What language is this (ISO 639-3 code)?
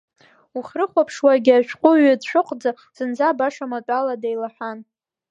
abk